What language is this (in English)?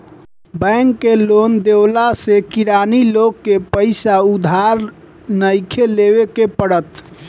Bhojpuri